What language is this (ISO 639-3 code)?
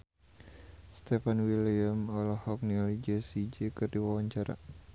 sun